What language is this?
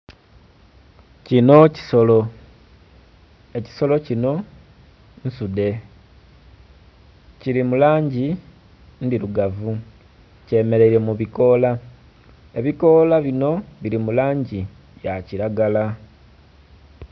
Soga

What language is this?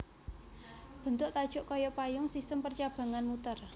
Javanese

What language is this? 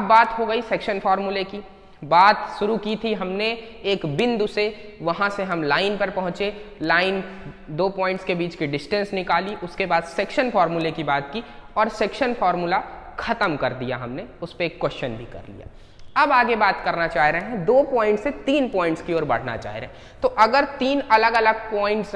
Hindi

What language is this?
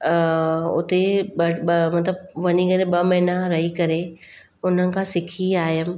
Sindhi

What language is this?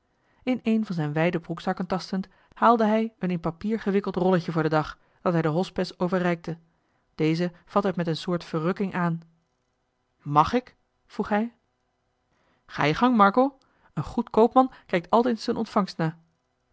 Dutch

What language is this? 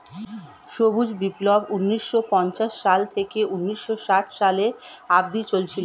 Bangla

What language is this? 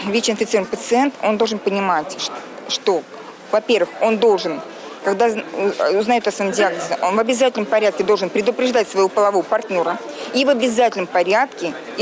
Russian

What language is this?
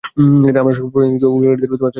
Bangla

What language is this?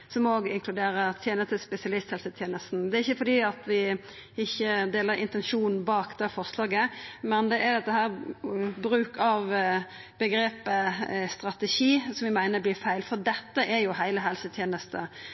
Norwegian Nynorsk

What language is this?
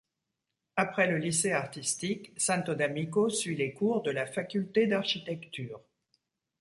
French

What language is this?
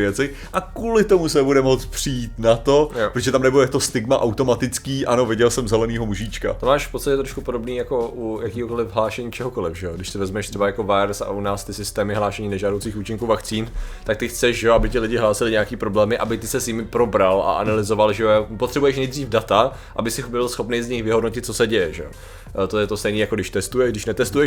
Czech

